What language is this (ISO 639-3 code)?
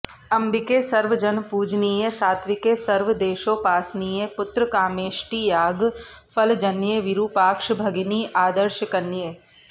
san